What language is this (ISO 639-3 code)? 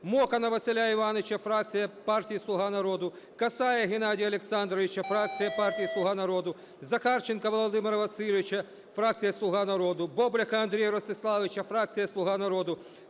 ukr